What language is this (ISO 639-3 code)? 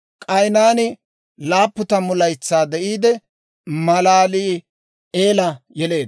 dwr